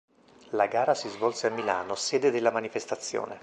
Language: Italian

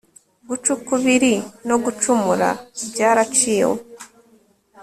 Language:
Kinyarwanda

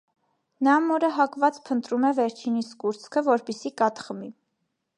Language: Armenian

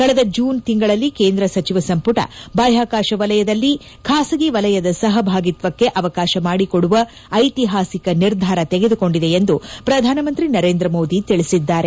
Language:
Kannada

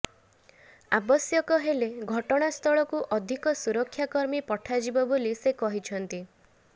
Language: Odia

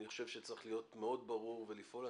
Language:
Hebrew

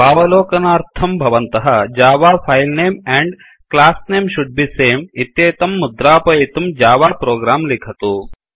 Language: Sanskrit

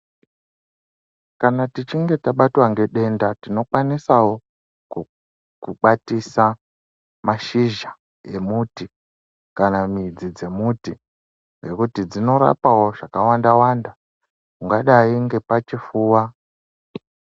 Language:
Ndau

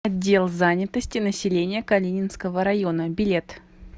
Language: Russian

